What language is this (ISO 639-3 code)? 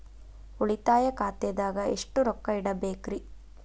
kan